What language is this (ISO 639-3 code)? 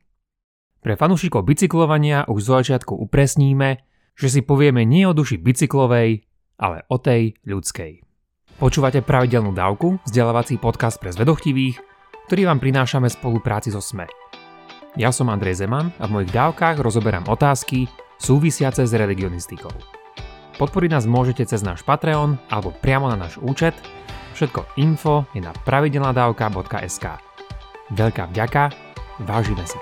slk